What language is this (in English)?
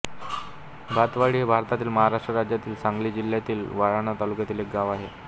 Marathi